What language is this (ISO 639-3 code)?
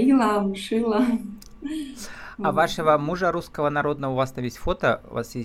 rus